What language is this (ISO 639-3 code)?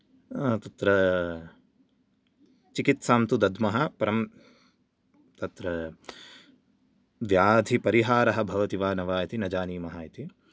san